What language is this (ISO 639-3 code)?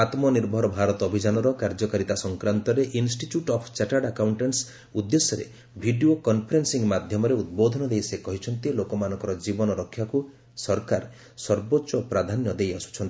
ori